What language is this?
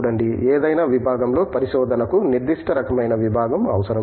Telugu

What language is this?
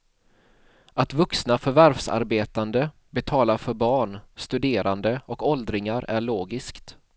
Swedish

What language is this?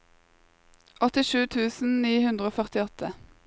Norwegian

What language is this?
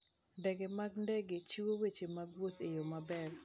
Luo (Kenya and Tanzania)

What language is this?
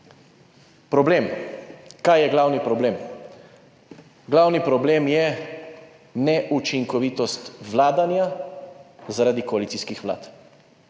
Slovenian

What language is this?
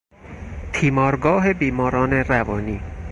Persian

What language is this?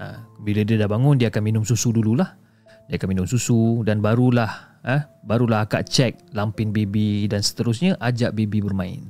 Malay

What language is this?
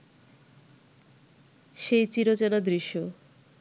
Bangla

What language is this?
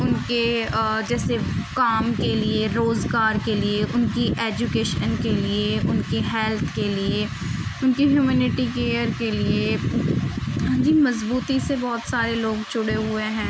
Urdu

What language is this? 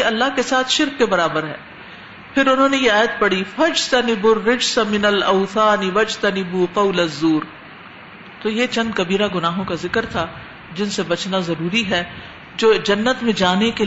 Urdu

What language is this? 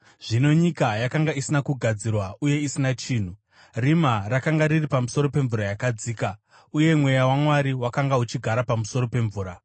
Shona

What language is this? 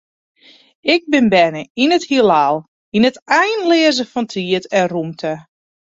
Western Frisian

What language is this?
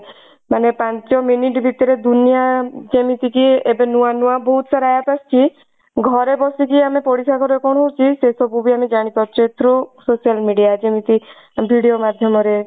Odia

